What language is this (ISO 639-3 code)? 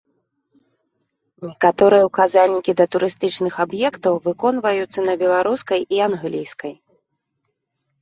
bel